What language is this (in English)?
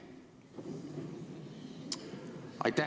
Estonian